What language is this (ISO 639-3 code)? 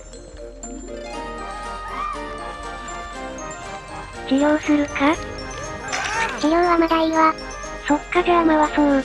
jpn